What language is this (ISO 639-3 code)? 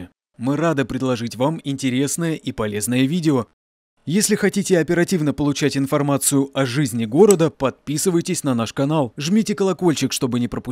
rus